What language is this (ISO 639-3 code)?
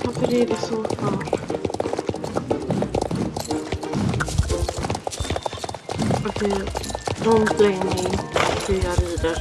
swe